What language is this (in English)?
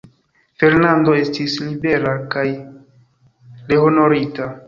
Esperanto